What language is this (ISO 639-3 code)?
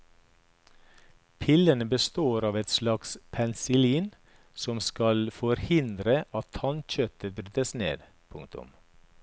nor